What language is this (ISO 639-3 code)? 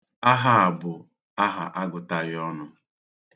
ibo